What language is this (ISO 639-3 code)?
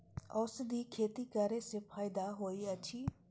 mai